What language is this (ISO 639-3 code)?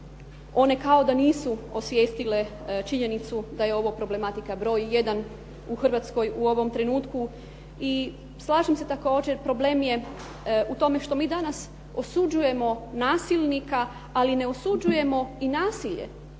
hrv